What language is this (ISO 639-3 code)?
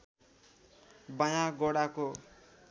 nep